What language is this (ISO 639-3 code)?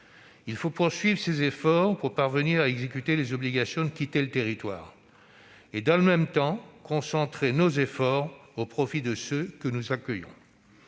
fra